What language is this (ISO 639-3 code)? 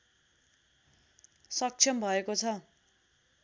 nep